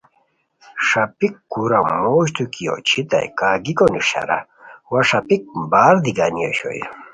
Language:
Khowar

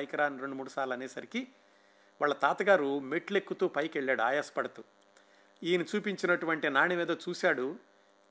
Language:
Telugu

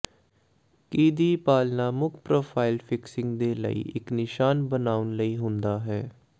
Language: Punjabi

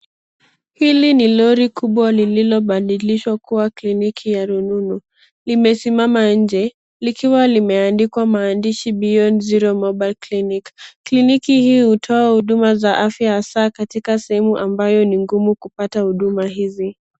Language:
Swahili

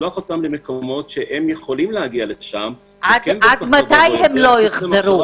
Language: Hebrew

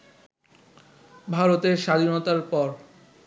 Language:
Bangla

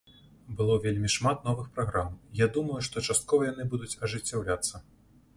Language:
Belarusian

